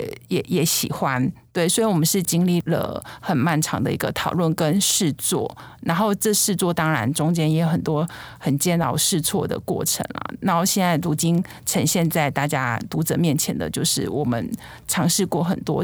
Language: Chinese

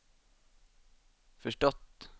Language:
Swedish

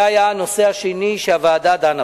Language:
Hebrew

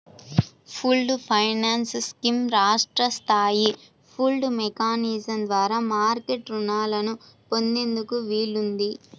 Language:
Telugu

